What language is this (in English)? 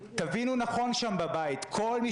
Hebrew